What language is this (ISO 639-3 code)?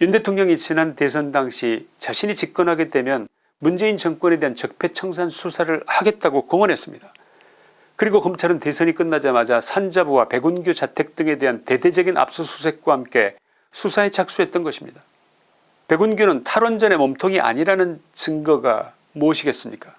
kor